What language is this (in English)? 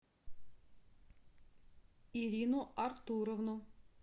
Russian